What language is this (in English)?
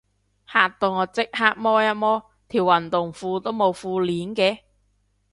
Cantonese